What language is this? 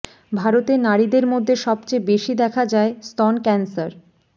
Bangla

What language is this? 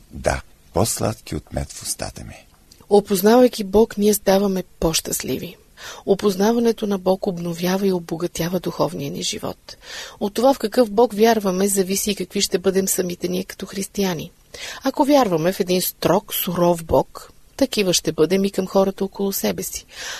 Bulgarian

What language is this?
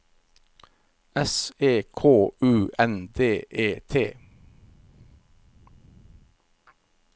Norwegian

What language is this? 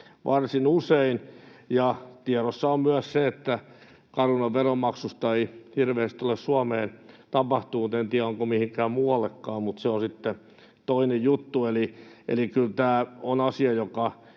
Finnish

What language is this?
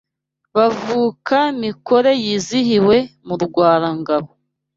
Kinyarwanda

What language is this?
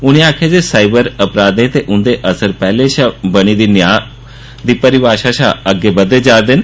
Dogri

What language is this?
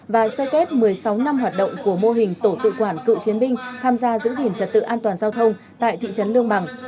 Vietnamese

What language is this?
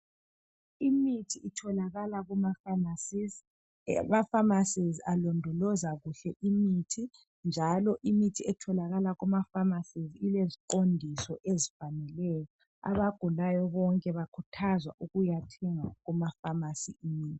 North Ndebele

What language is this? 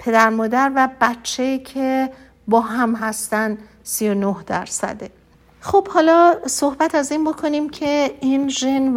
Persian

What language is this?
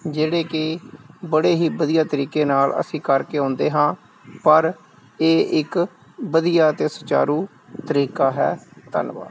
Punjabi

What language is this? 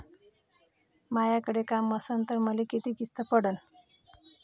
Marathi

